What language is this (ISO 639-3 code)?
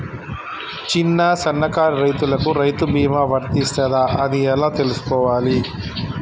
tel